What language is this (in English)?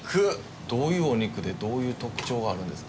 Japanese